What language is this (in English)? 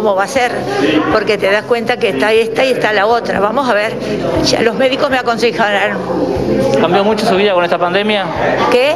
Spanish